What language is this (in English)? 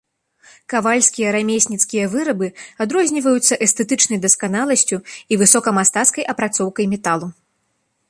Belarusian